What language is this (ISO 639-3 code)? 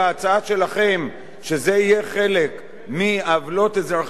heb